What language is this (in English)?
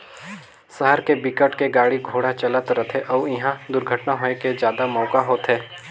Chhattisgarhi